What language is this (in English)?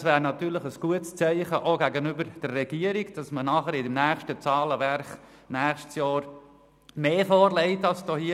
Swiss German